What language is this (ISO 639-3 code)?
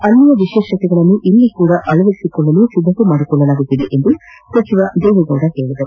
kan